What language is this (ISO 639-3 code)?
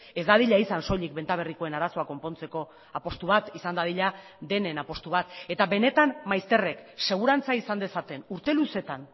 eus